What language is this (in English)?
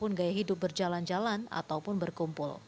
Indonesian